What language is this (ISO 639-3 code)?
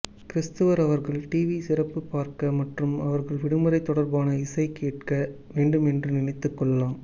tam